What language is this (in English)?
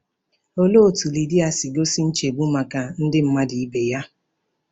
Igbo